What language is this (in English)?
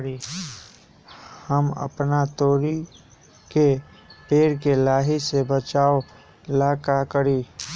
Magahi